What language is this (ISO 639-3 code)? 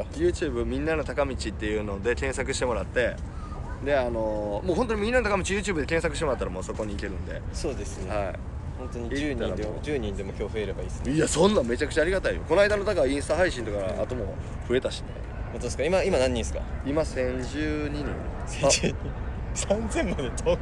jpn